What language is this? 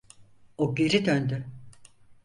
Turkish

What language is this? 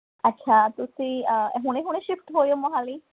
Punjabi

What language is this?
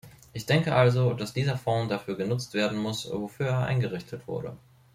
German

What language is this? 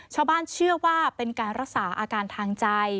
Thai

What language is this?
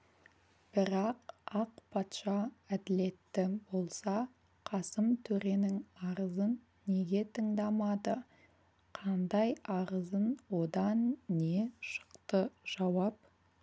Kazakh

